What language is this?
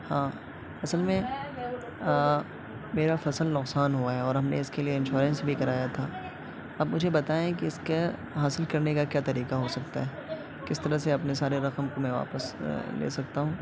Urdu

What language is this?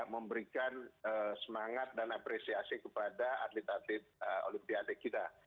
Indonesian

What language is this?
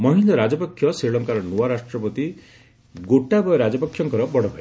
Odia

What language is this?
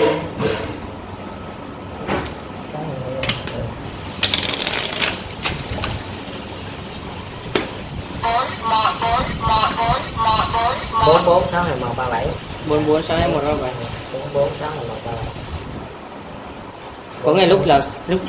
Vietnamese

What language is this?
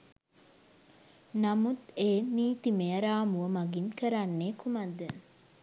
Sinhala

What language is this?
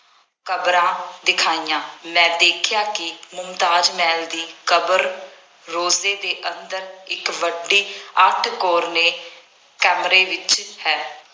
Punjabi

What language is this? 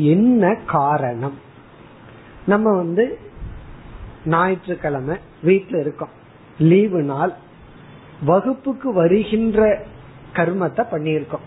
Tamil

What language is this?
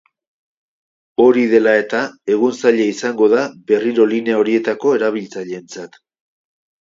Basque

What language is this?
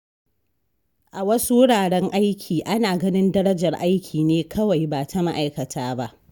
Hausa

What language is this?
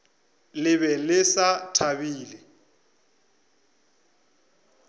Northern Sotho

